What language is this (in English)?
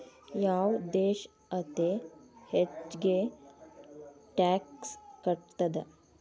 Kannada